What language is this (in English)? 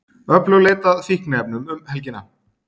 Icelandic